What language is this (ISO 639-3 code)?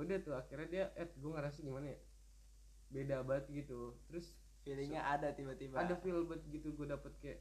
ind